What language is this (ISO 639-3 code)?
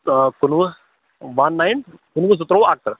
kas